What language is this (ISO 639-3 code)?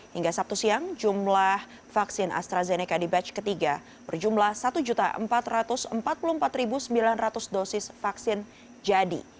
ind